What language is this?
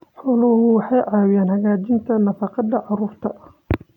Somali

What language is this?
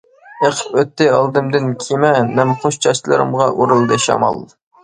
Uyghur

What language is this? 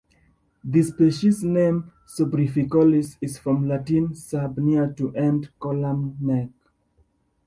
English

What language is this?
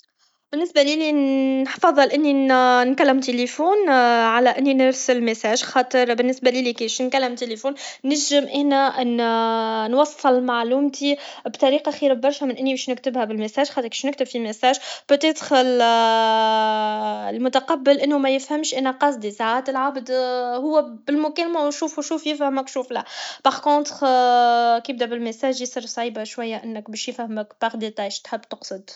Tunisian Arabic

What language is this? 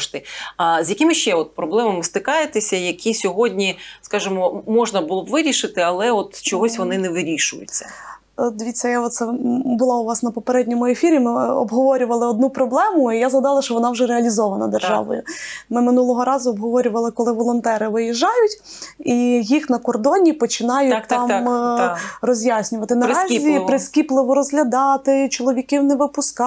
Ukrainian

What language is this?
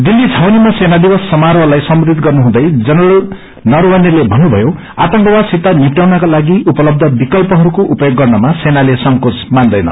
Nepali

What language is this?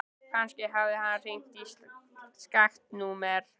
Icelandic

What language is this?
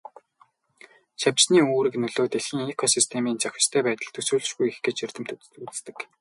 Mongolian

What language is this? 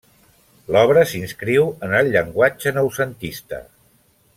Catalan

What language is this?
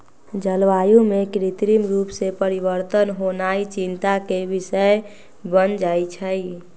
Magahi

